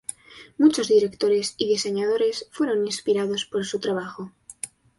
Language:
Spanish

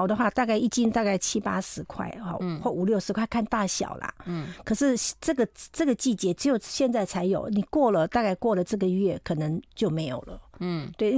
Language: Chinese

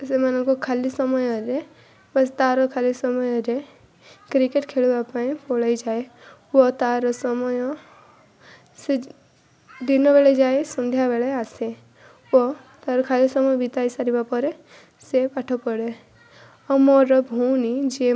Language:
Odia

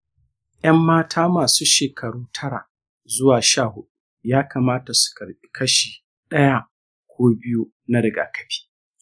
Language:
Hausa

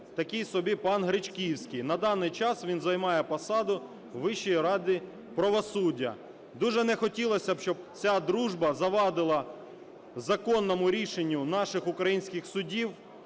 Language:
Ukrainian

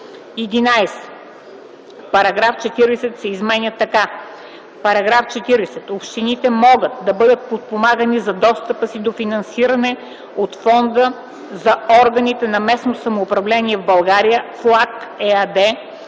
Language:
Bulgarian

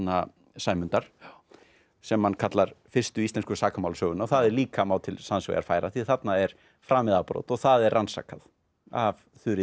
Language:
Icelandic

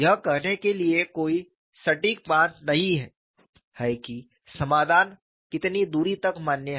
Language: Hindi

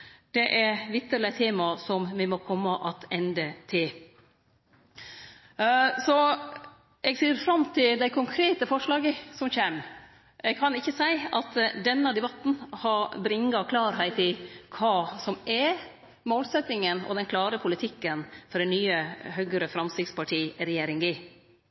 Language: Norwegian Nynorsk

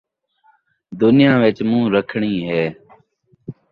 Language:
Saraiki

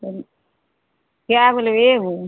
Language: Maithili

